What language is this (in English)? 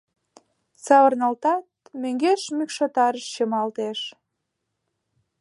Mari